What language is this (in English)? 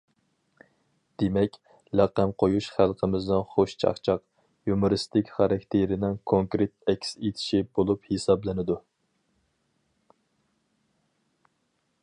Uyghur